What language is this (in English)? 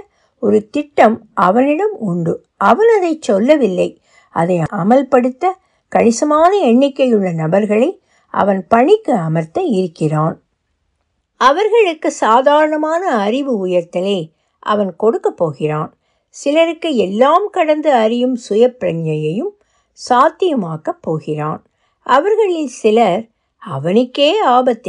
Tamil